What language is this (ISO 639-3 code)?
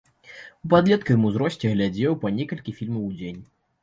bel